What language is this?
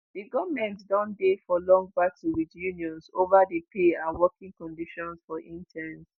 Nigerian Pidgin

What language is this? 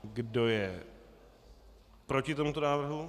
Czech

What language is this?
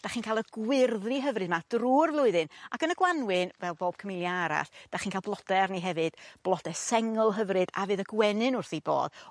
Welsh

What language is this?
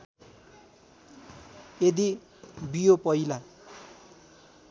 Nepali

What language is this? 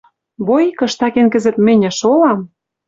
Western Mari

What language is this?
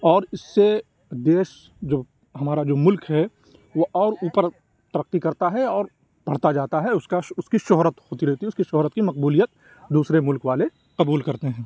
Urdu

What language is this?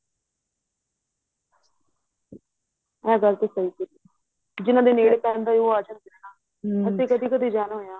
Punjabi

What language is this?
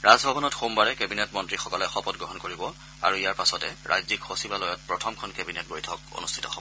Assamese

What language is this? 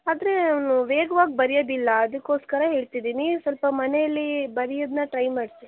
Kannada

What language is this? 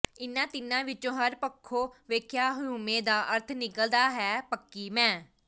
Punjabi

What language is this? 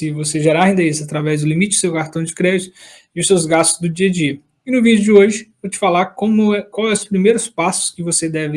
Portuguese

